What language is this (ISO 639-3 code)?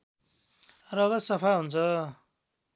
nep